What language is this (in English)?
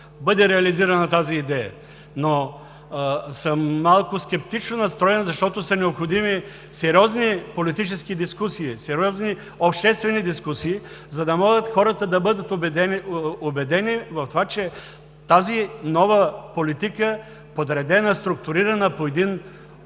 Bulgarian